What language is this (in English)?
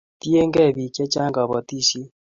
Kalenjin